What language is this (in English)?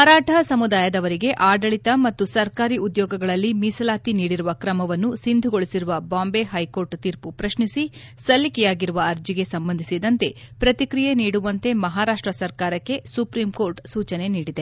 Kannada